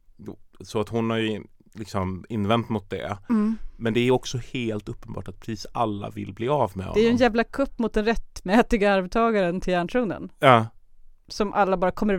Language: Swedish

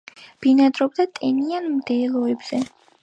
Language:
Georgian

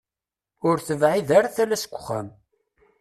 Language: Kabyle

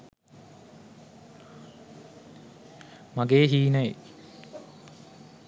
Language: Sinhala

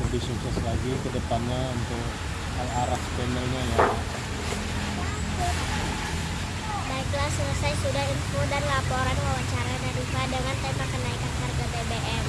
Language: Indonesian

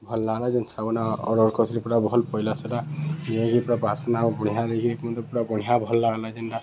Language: Odia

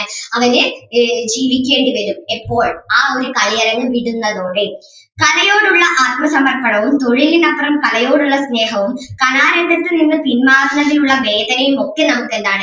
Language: Malayalam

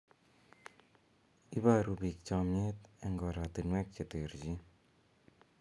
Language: Kalenjin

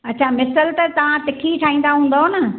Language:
Sindhi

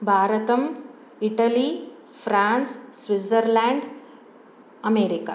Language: Sanskrit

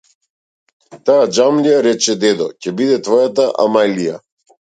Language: Macedonian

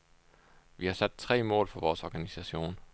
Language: Danish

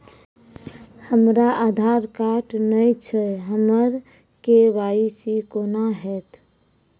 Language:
Maithili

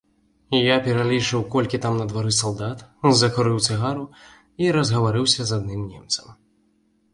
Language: Belarusian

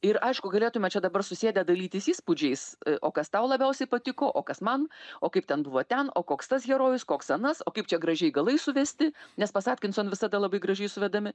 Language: Lithuanian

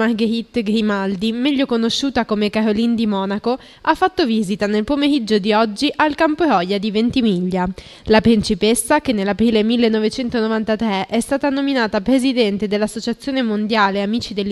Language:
Italian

